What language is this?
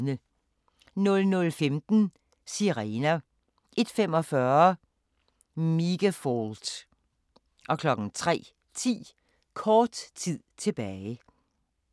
Danish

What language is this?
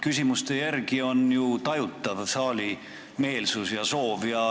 Estonian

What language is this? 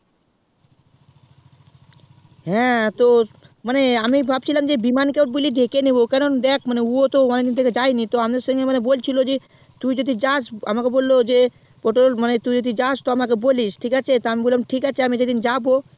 Bangla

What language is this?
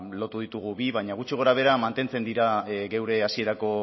Basque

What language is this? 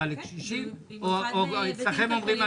Hebrew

